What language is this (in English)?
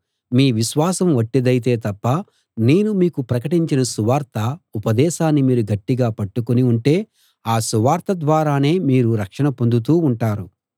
Telugu